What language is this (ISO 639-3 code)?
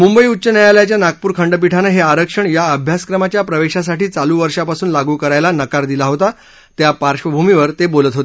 mar